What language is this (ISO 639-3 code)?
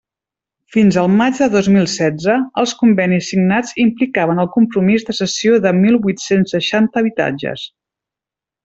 cat